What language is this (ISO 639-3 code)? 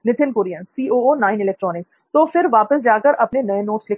hin